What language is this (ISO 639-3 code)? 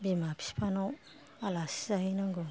brx